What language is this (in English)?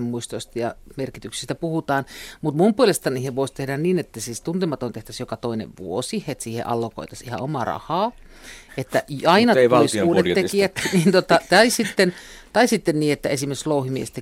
Finnish